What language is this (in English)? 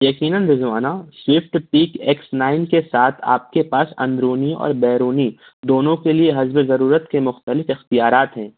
Urdu